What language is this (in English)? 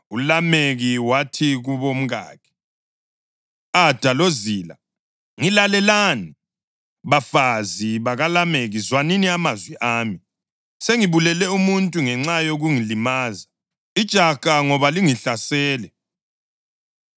North Ndebele